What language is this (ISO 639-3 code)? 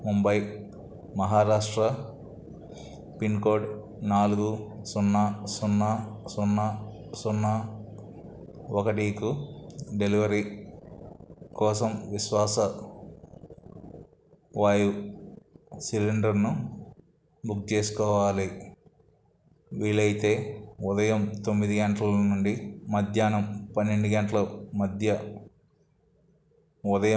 tel